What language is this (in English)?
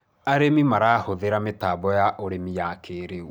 Kikuyu